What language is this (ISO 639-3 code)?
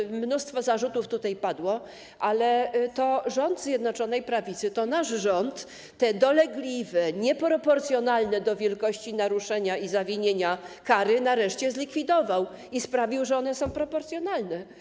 pol